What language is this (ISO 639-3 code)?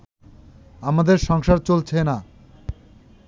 ben